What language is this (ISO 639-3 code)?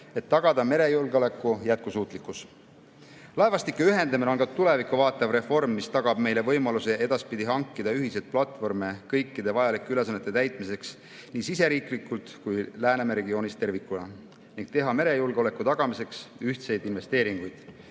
est